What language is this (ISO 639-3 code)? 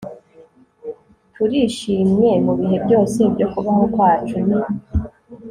kin